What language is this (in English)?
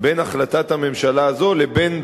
Hebrew